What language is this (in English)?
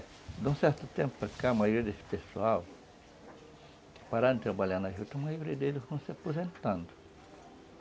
Portuguese